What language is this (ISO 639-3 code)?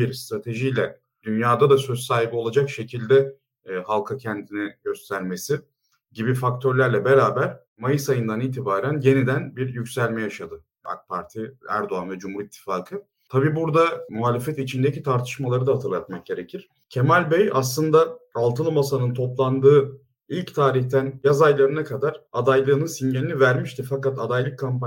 tur